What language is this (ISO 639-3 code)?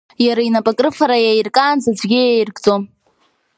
abk